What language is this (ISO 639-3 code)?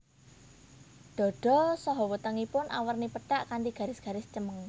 jav